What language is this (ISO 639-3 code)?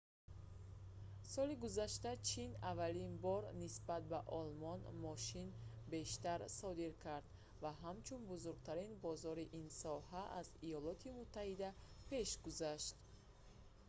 tgk